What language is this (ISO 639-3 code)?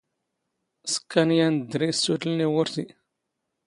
zgh